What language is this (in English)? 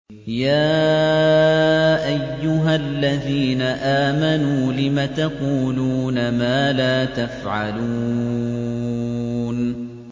Arabic